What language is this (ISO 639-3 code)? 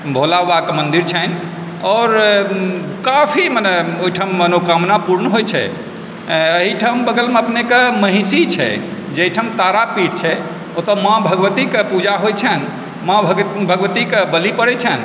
mai